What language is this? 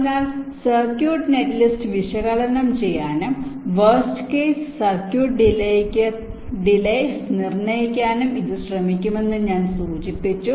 Malayalam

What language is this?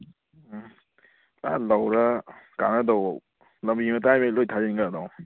Manipuri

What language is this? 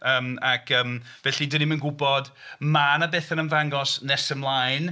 Welsh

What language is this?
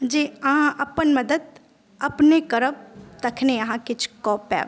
Maithili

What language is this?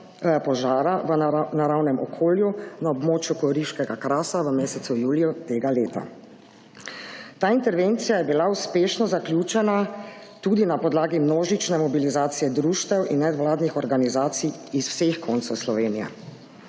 Slovenian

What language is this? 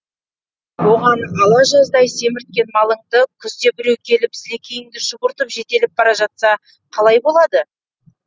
Kazakh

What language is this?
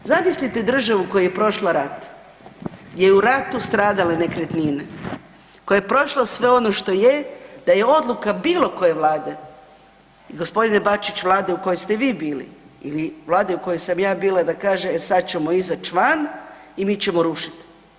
Croatian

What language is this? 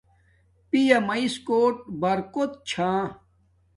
Domaaki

